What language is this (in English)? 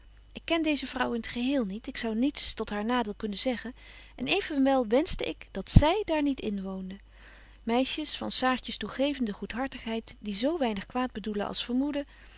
Dutch